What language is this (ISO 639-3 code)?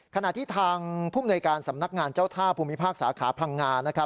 tha